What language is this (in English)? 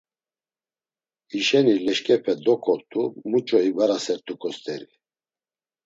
Laz